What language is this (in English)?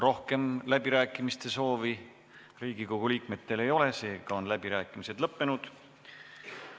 Estonian